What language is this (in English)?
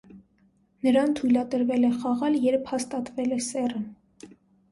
Armenian